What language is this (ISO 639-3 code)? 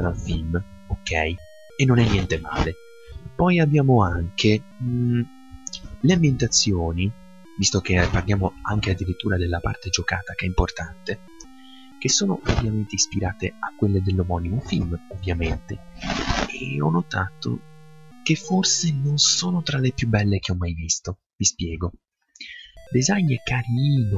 ita